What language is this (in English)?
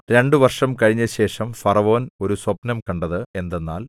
Malayalam